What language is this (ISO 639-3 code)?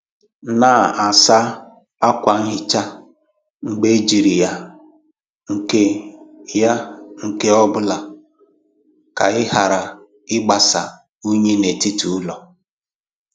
ibo